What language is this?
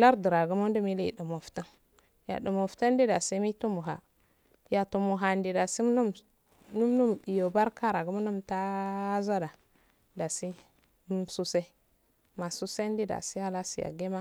Afade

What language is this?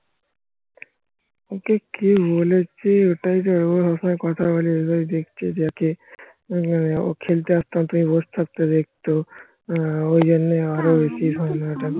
Bangla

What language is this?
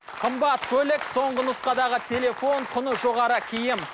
Kazakh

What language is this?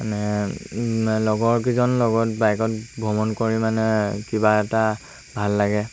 Assamese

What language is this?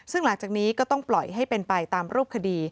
Thai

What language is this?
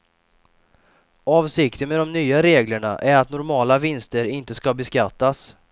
Swedish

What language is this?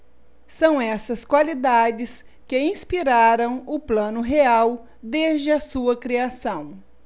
Portuguese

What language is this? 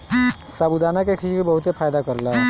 Bhojpuri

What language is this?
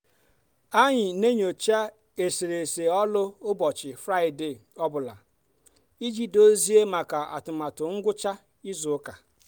Igbo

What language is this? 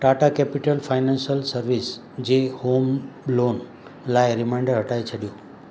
Sindhi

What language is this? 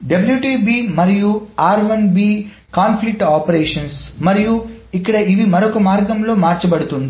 Telugu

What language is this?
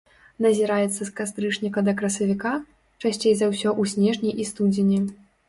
Belarusian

